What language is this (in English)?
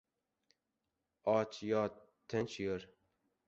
Uzbek